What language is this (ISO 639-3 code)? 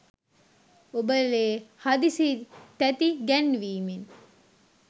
sin